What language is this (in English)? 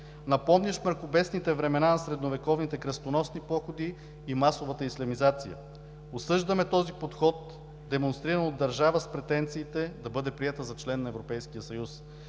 Bulgarian